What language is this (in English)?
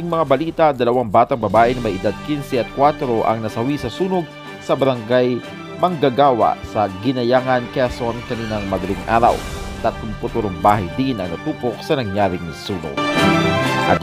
Filipino